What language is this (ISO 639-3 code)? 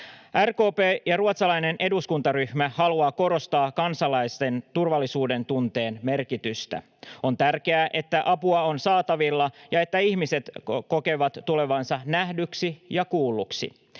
fin